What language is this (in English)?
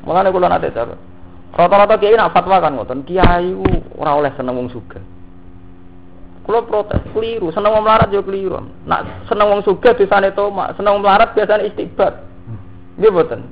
Indonesian